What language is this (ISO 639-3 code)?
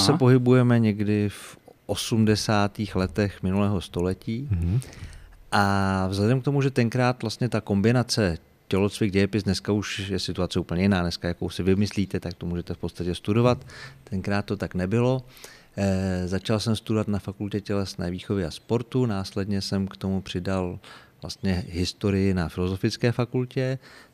ces